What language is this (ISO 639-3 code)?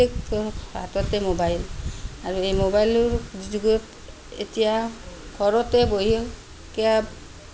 asm